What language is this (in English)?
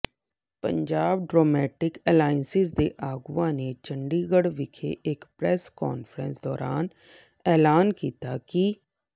Punjabi